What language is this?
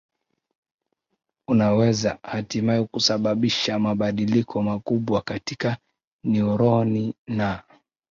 Swahili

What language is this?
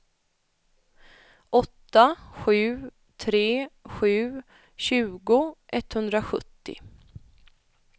Swedish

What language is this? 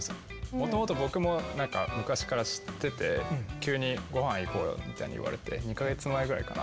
Japanese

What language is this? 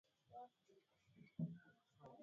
Swahili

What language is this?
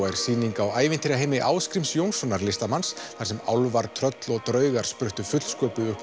Icelandic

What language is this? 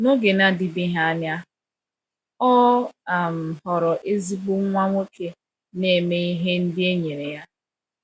Igbo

